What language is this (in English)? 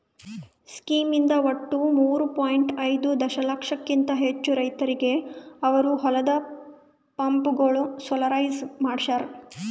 Kannada